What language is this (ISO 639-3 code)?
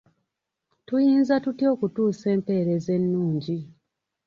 lug